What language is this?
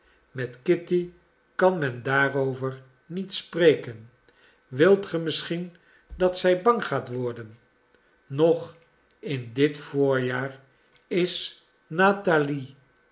Dutch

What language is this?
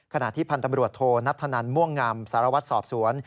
Thai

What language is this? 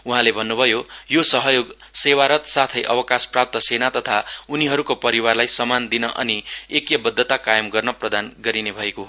Nepali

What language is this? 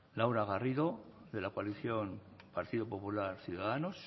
Spanish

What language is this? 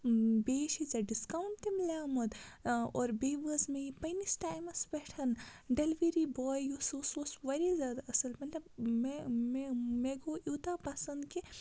Kashmiri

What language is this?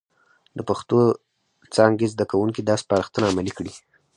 Pashto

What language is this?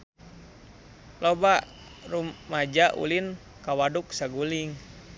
Sundanese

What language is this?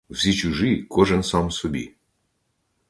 Ukrainian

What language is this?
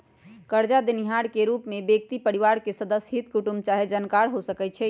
Magahi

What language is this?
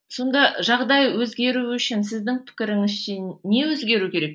Kazakh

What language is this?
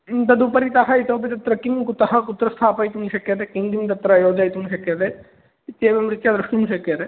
Sanskrit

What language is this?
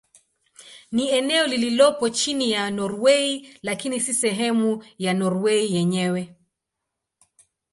Swahili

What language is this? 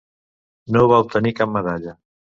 Catalan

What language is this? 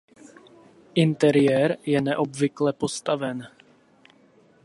Czech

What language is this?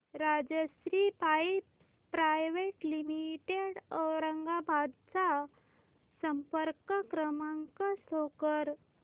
Marathi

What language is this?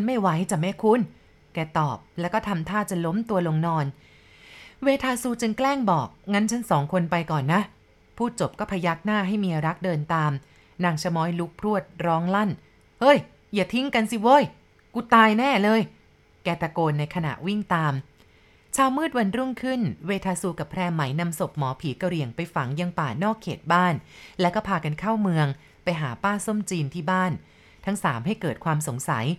Thai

